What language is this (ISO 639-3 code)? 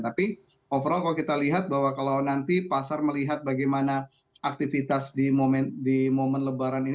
ind